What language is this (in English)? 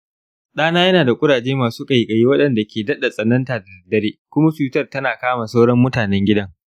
Hausa